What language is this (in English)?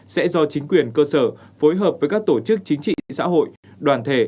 Vietnamese